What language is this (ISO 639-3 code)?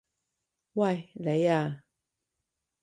yue